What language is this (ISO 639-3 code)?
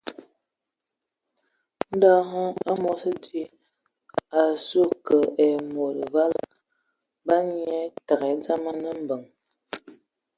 ewo